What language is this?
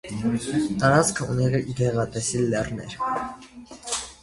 Armenian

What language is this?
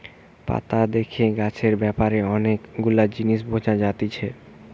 Bangla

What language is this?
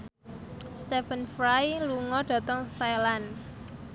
Javanese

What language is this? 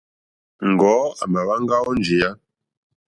Mokpwe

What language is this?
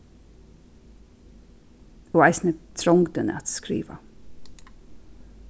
Faroese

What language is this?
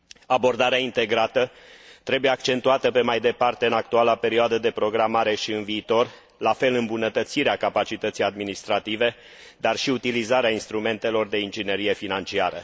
Romanian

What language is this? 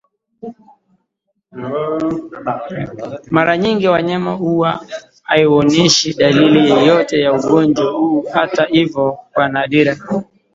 Swahili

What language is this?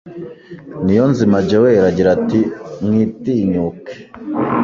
Kinyarwanda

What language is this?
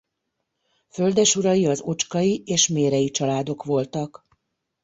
Hungarian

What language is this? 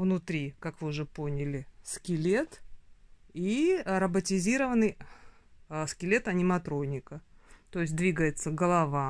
Russian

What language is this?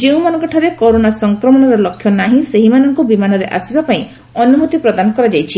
Odia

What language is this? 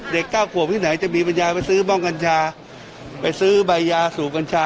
Thai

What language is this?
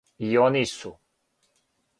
Serbian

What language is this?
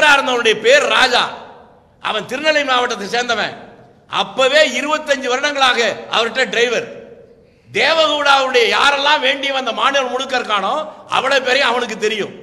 Tamil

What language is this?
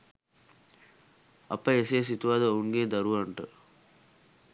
Sinhala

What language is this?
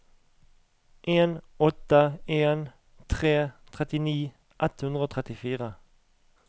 Norwegian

